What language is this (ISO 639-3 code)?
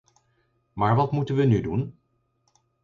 nld